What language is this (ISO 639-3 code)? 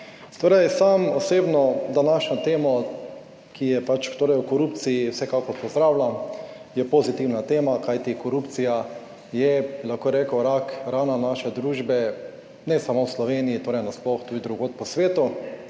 slv